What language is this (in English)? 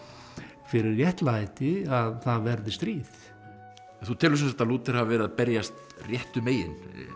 Icelandic